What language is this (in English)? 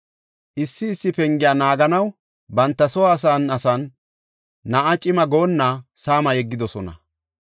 Gofa